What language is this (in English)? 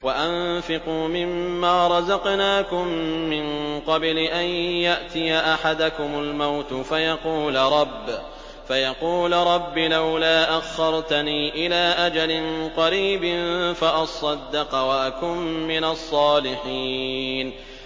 Arabic